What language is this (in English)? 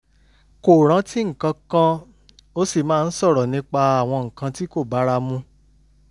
Yoruba